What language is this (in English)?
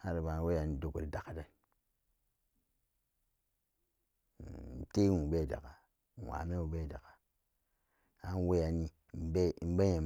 Samba Daka